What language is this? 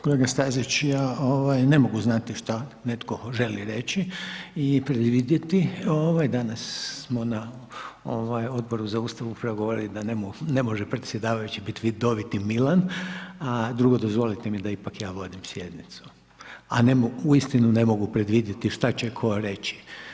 Croatian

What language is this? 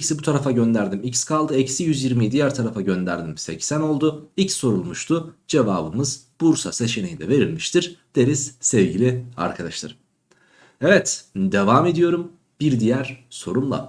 Turkish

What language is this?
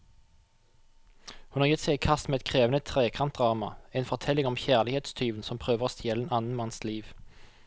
Norwegian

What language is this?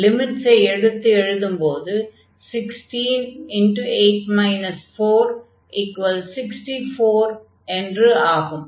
Tamil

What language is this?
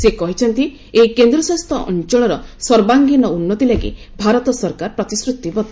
Odia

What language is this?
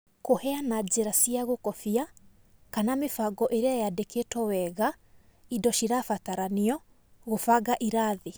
Kikuyu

